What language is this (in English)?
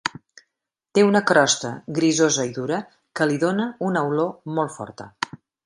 Catalan